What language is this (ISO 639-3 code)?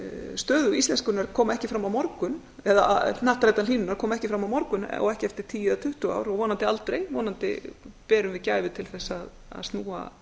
isl